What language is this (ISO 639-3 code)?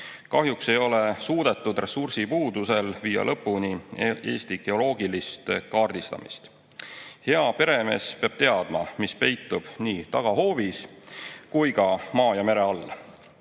est